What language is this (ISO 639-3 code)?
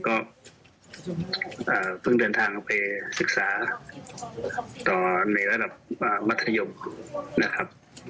tha